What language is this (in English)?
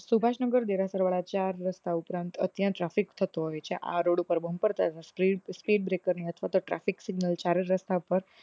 Gujarati